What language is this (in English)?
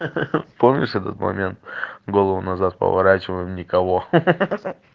Russian